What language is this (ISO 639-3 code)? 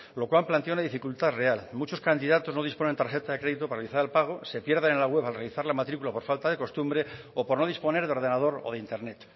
spa